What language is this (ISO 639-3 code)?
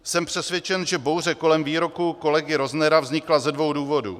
ces